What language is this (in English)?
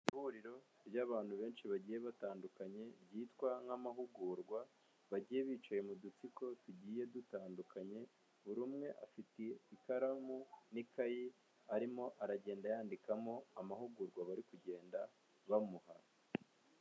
Kinyarwanda